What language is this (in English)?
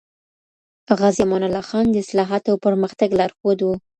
Pashto